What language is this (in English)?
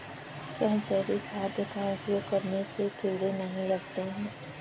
Hindi